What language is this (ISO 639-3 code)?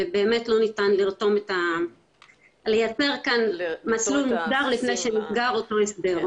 heb